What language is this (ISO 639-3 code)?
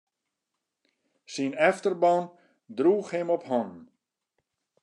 fry